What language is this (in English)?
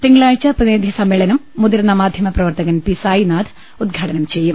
Malayalam